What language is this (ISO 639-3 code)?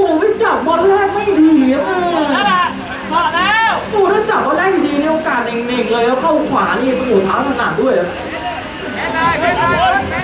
tha